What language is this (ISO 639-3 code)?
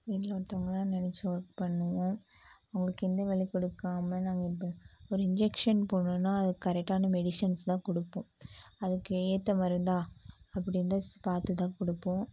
tam